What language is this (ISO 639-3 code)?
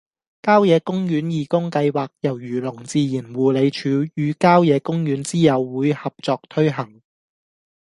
yue